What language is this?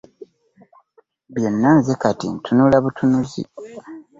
Ganda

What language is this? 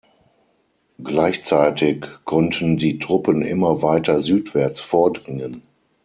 German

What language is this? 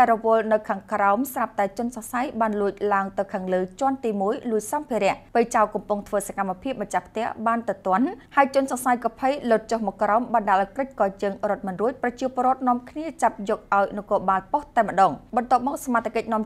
Thai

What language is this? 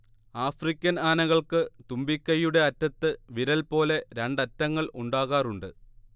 Malayalam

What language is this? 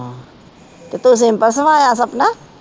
Punjabi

